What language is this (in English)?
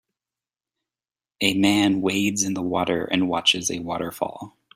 English